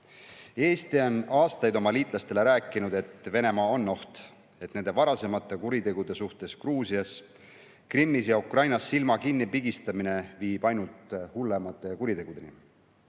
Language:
Estonian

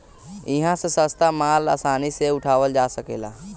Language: Bhojpuri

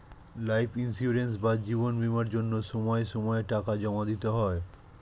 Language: Bangla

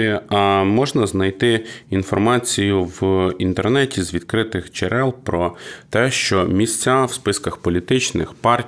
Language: Ukrainian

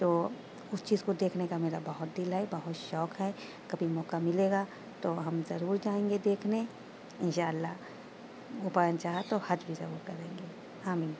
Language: Urdu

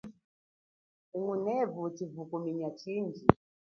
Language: Chokwe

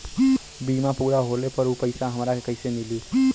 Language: Bhojpuri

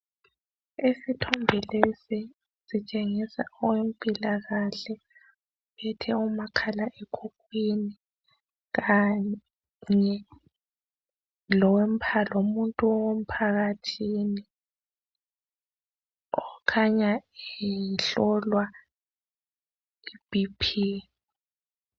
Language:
North Ndebele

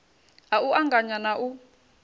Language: Venda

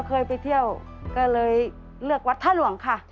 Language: Thai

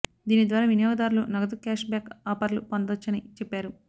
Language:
Telugu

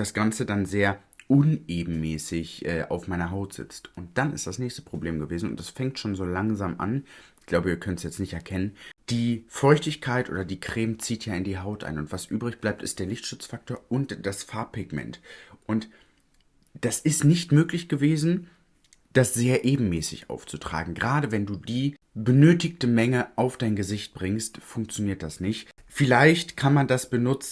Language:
German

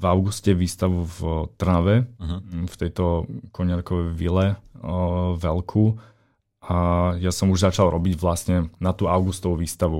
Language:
Slovak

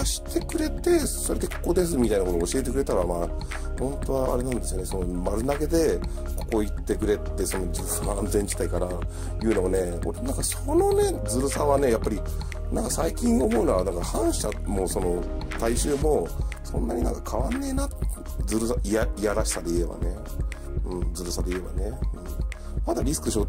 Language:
Japanese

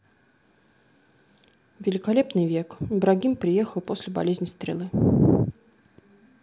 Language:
Russian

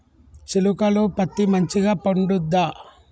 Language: Telugu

